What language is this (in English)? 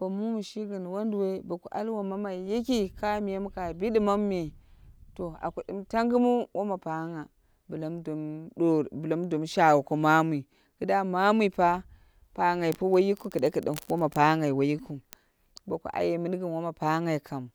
Dera (Nigeria)